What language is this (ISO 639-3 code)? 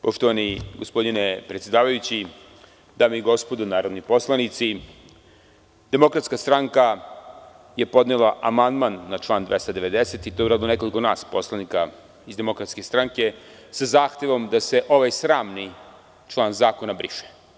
srp